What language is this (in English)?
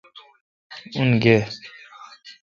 Kalkoti